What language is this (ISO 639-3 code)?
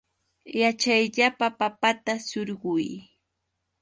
qux